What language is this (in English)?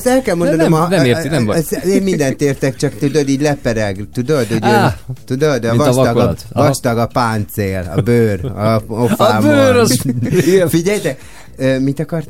Hungarian